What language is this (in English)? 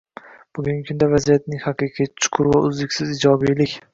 Uzbek